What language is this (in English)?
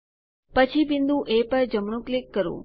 Gujarati